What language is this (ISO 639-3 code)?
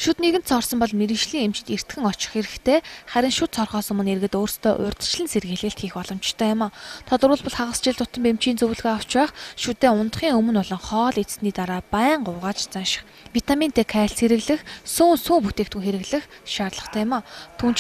ukr